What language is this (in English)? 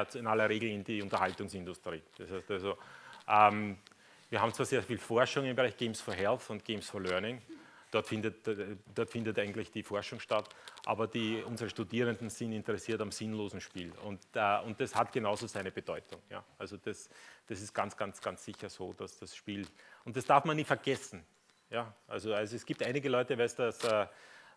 German